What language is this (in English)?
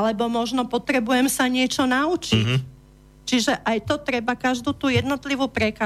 Slovak